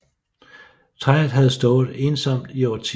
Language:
Danish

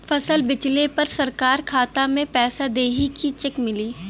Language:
Bhojpuri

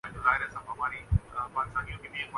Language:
Urdu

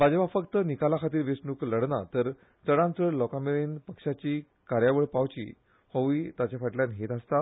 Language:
Konkani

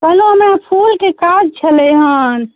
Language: Maithili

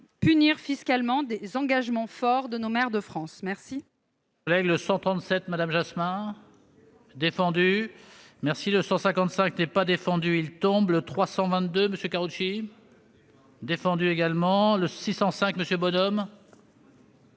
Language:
French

